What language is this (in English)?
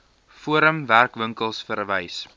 Afrikaans